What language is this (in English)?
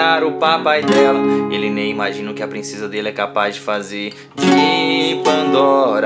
Portuguese